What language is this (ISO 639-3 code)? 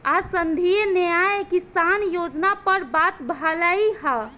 bho